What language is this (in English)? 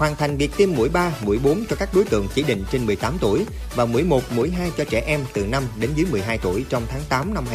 Vietnamese